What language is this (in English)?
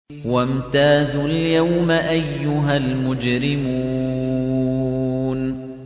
Arabic